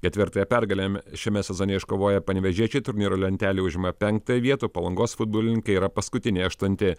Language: Lithuanian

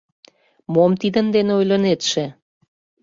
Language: Mari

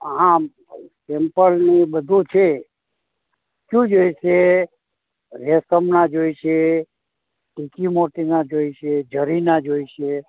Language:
Gujarati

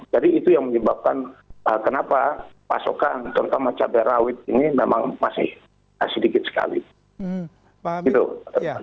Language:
Indonesian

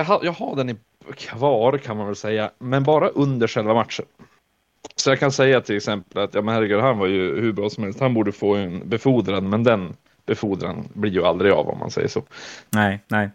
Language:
Swedish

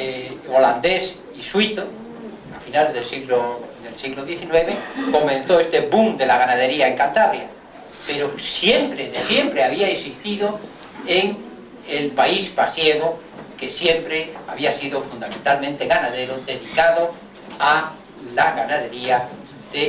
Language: Spanish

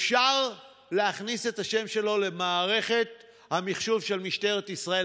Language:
Hebrew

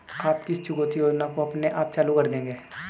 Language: Hindi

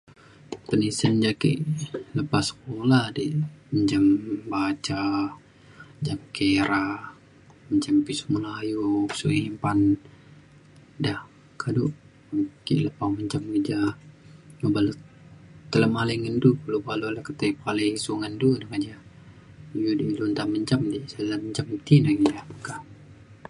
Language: Mainstream Kenyah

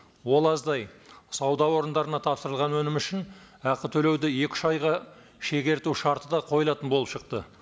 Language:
Kazakh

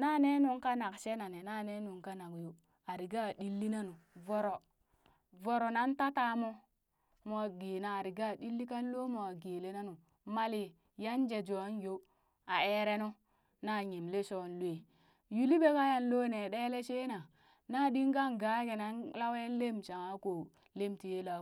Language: Burak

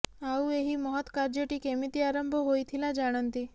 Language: Odia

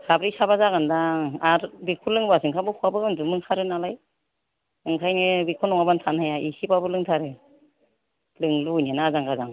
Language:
Bodo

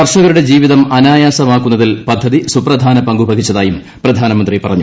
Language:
Malayalam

